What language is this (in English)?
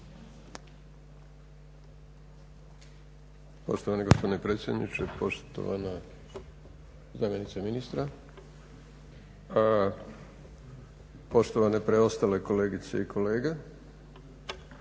Croatian